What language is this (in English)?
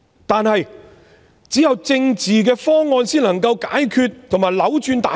Cantonese